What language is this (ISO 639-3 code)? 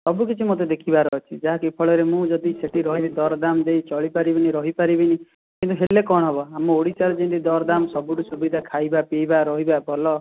ori